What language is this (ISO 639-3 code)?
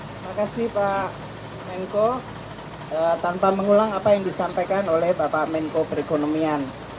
ind